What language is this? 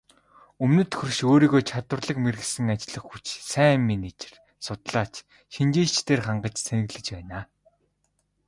Mongolian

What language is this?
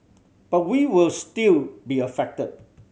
English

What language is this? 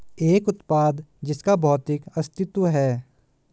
Hindi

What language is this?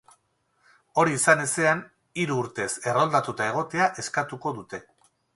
Basque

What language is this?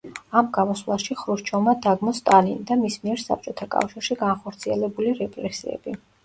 Georgian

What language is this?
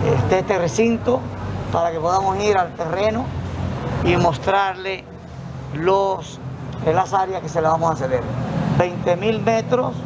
Spanish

